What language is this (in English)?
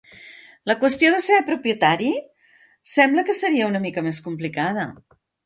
Catalan